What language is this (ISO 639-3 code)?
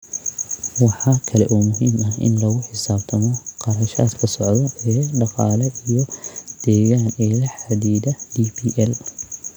som